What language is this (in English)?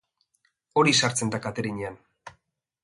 Basque